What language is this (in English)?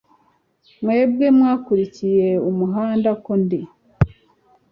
Kinyarwanda